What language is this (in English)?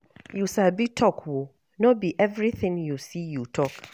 Nigerian Pidgin